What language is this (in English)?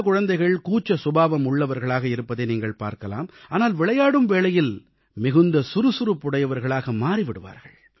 Tamil